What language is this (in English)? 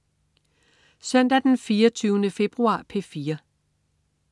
Danish